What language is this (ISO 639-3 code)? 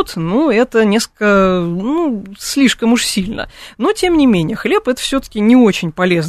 rus